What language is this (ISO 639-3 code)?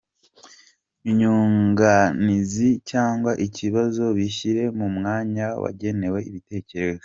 kin